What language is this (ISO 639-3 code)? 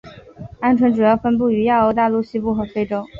zho